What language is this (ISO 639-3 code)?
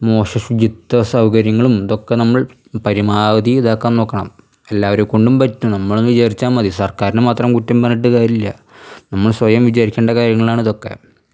mal